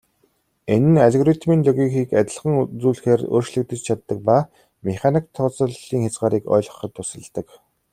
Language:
Mongolian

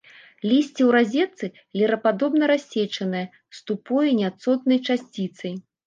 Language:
Belarusian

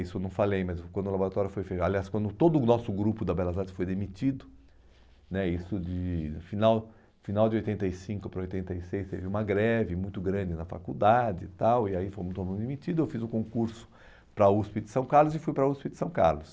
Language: Portuguese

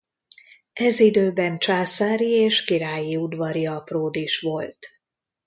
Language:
Hungarian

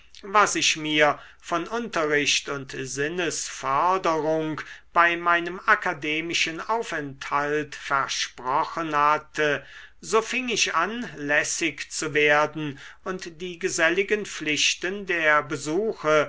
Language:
German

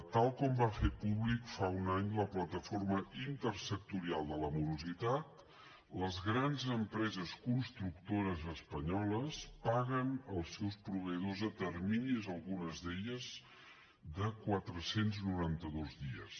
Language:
Catalan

